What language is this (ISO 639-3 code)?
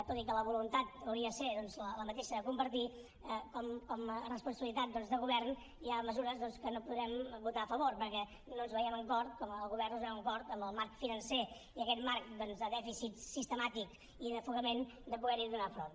cat